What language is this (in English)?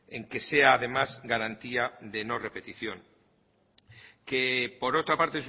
Spanish